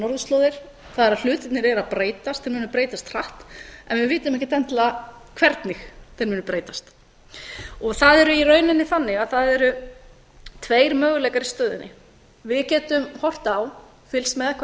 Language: Icelandic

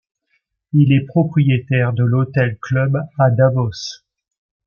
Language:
French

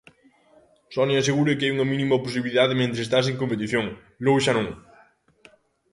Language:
Galician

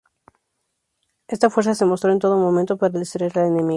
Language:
Spanish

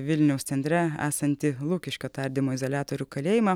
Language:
Lithuanian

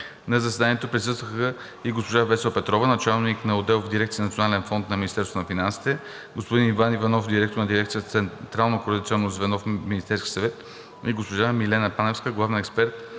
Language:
Bulgarian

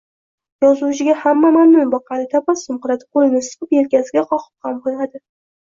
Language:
Uzbek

